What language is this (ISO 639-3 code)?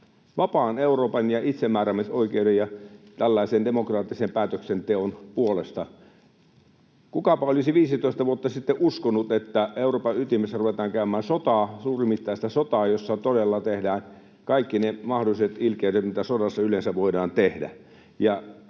fin